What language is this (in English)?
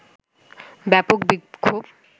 Bangla